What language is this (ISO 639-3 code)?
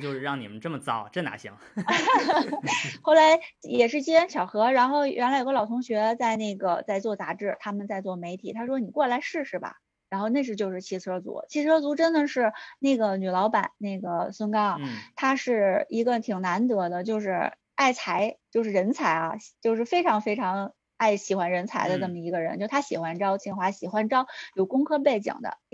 zho